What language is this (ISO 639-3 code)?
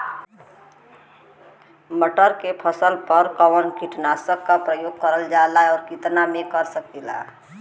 bho